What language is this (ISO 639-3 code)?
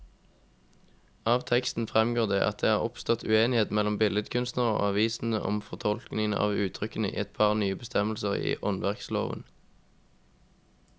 nor